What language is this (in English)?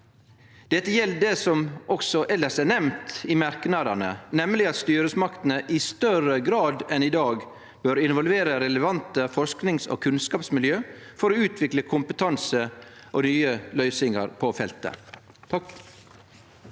Norwegian